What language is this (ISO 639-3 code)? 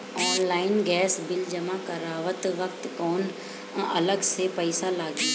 bho